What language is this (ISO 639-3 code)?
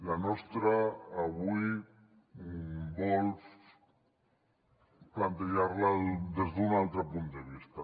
cat